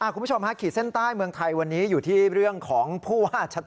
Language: Thai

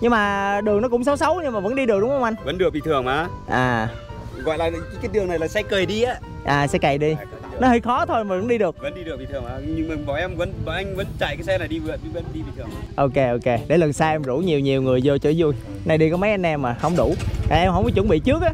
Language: Vietnamese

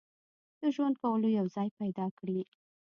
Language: Pashto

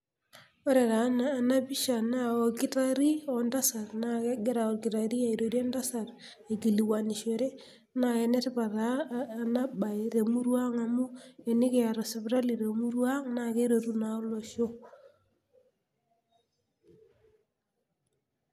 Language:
Masai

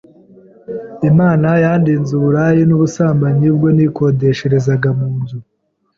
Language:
Kinyarwanda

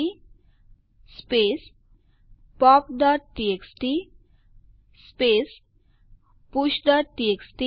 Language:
Gujarati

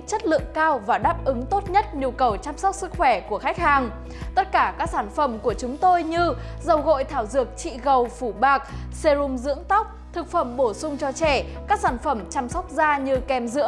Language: Vietnamese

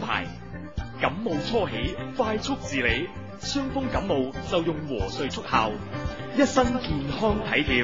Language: Chinese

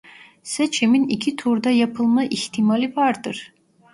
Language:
Turkish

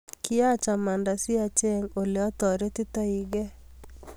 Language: Kalenjin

